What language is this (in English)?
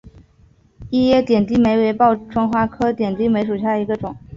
Chinese